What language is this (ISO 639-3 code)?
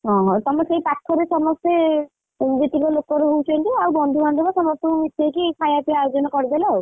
ori